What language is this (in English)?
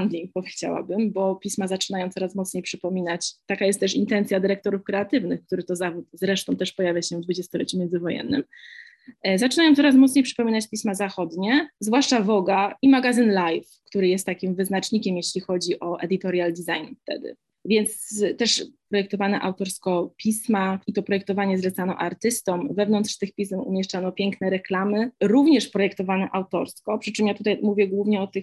Polish